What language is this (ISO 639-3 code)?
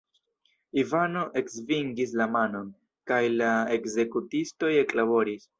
epo